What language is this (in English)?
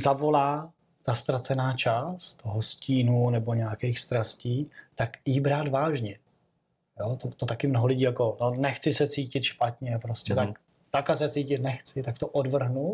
Czech